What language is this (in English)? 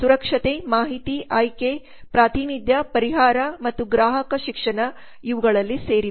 Kannada